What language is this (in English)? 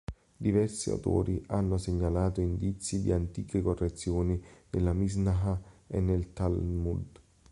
Italian